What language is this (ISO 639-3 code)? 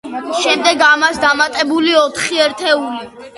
kat